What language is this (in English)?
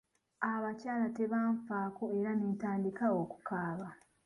Ganda